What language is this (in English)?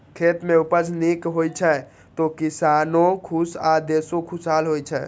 Maithili